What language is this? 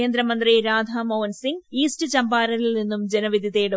Malayalam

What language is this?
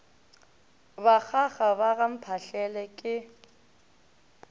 Northern Sotho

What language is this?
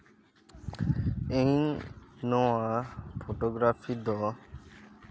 Santali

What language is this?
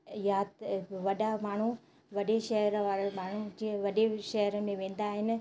Sindhi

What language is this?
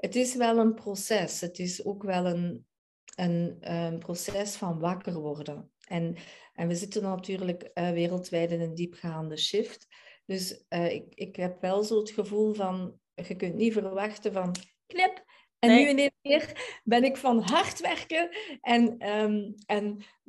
Dutch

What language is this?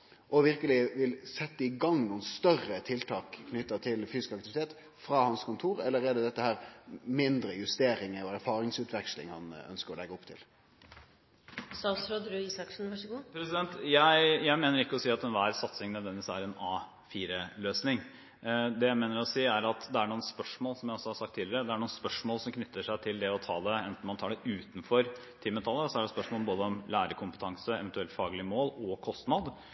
Norwegian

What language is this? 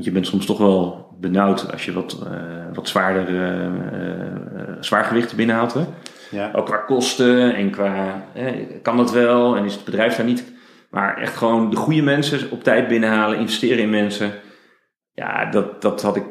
Dutch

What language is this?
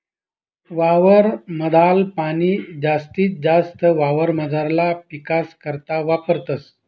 Marathi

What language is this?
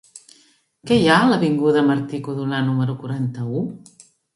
Catalan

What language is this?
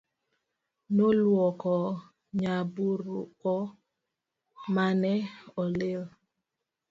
Luo (Kenya and Tanzania)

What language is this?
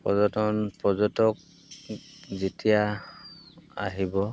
Assamese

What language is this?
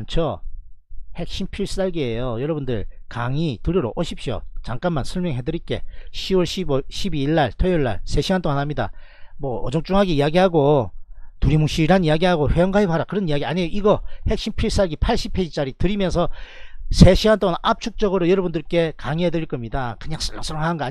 Korean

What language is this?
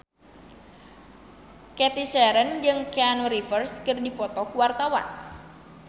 Sundanese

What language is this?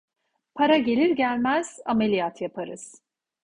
Turkish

